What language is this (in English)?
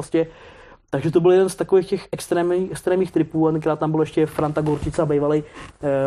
Czech